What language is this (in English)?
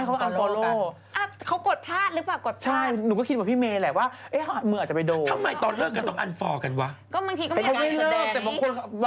Thai